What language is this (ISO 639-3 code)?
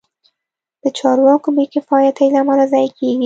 pus